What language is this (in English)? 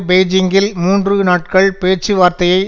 Tamil